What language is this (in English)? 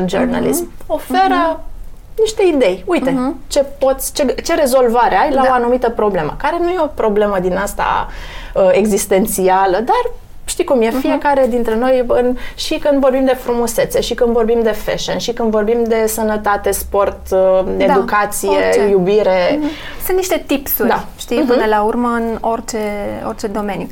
Romanian